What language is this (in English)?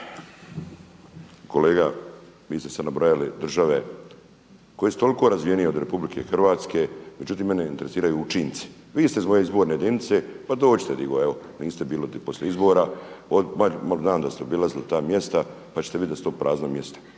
Croatian